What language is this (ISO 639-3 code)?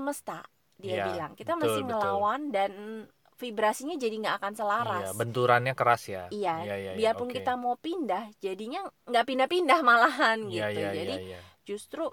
ind